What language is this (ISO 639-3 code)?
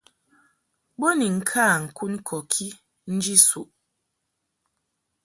mhk